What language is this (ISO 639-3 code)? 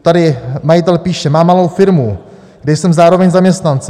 ces